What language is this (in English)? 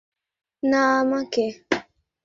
Bangla